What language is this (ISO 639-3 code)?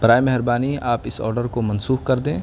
urd